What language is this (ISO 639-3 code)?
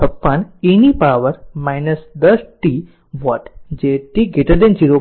guj